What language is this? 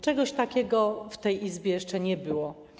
Polish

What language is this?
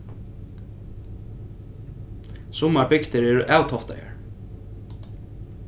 Faroese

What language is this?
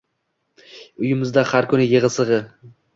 Uzbek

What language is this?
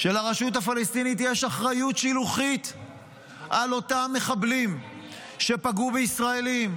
Hebrew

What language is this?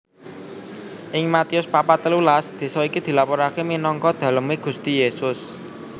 Javanese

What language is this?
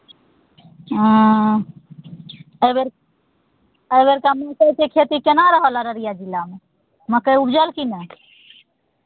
Maithili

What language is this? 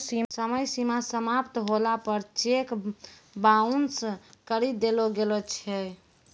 Maithili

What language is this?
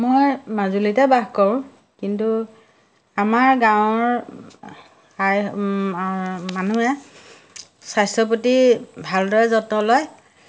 Assamese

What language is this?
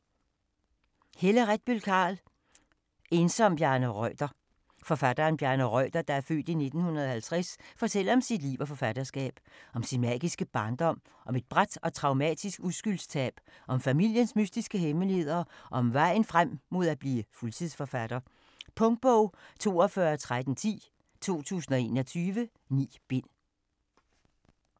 Danish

